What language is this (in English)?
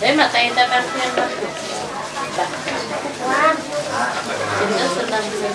Vietnamese